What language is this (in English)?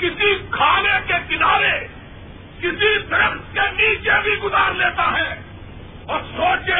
Urdu